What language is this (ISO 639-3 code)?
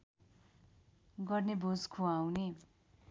nep